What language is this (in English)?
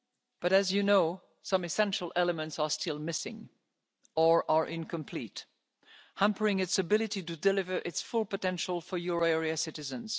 English